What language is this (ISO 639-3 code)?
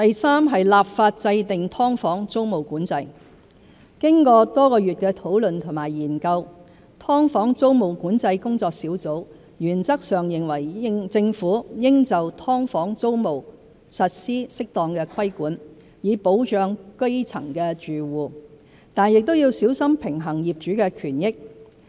yue